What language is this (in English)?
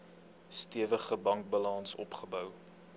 Afrikaans